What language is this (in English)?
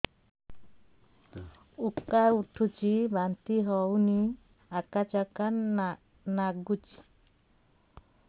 Odia